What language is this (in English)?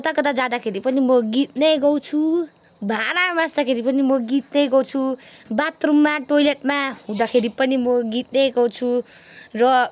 Nepali